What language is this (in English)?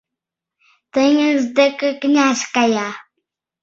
Mari